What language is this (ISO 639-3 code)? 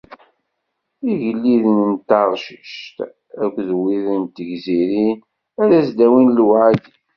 kab